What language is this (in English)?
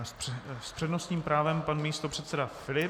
Czech